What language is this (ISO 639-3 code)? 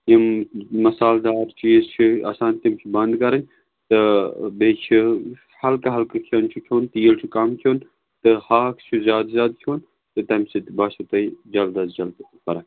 kas